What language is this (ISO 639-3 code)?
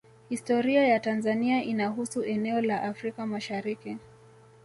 swa